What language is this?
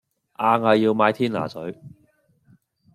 Cantonese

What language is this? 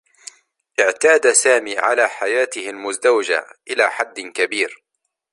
Arabic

